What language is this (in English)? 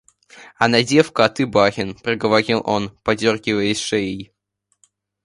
Russian